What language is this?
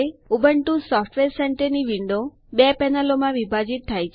Gujarati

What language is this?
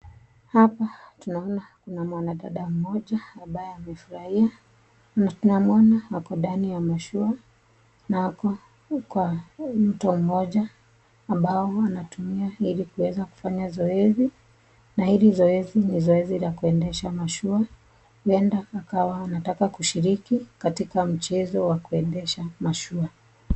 Swahili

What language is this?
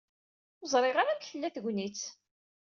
Kabyle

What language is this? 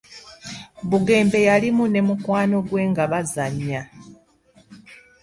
Ganda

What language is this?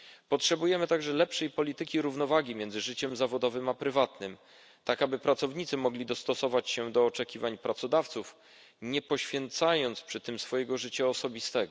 Polish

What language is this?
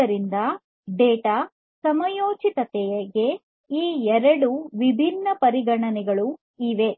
Kannada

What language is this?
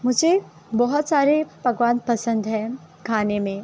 Urdu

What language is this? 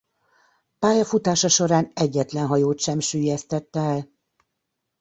Hungarian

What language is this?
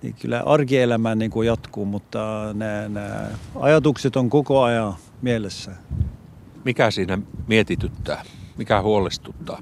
Finnish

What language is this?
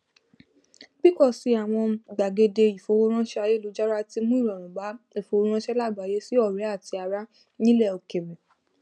Yoruba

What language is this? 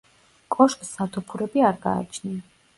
Georgian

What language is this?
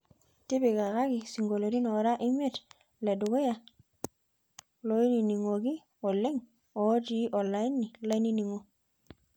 Masai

